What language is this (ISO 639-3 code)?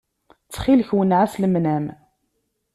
kab